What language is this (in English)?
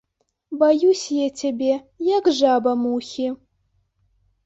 Belarusian